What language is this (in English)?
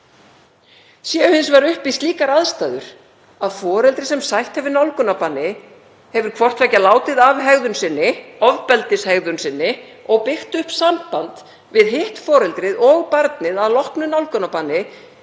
Icelandic